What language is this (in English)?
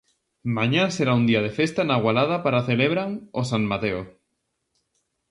Galician